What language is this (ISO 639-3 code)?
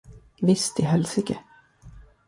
swe